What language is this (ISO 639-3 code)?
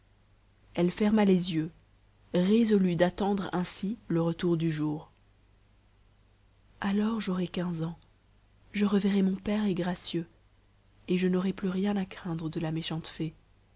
fra